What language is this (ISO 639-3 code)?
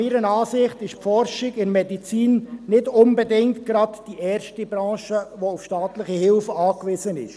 gsw